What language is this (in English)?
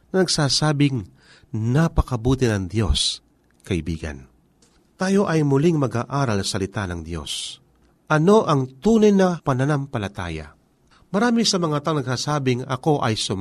Filipino